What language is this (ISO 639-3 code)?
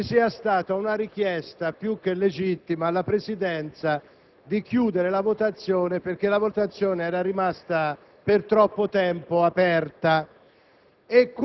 ita